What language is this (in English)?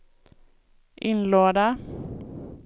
Swedish